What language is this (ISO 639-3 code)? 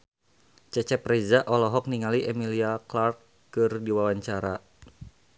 sun